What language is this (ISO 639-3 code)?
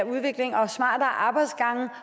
dan